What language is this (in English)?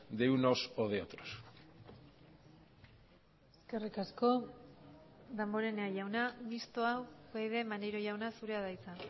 Basque